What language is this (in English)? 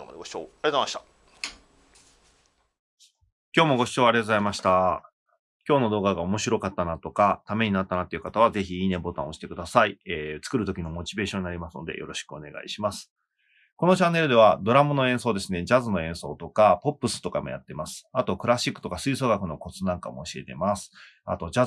Japanese